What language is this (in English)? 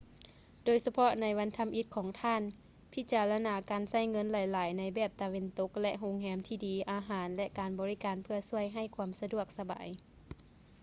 Lao